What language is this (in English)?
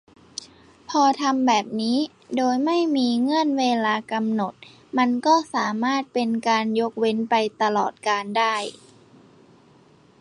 Thai